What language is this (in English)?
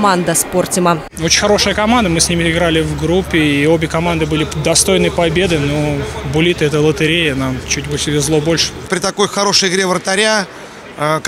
Russian